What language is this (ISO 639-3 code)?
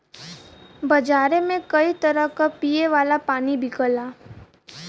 bho